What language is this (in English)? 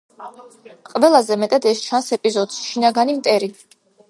Georgian